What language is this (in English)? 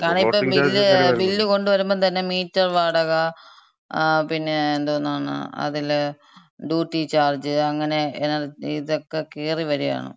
Malayalam